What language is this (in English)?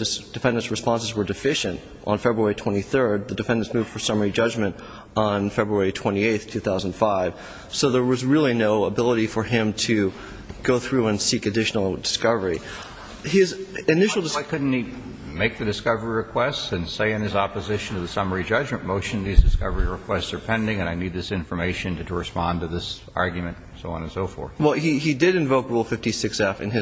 English